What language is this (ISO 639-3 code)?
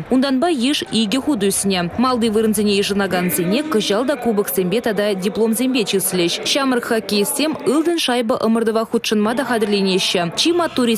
rus